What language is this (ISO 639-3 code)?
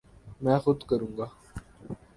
urd